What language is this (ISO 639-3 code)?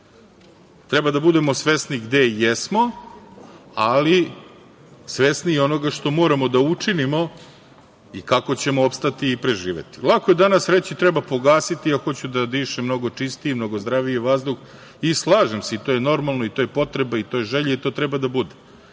srp